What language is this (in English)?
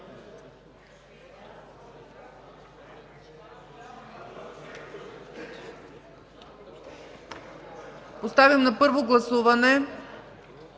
Bulgarian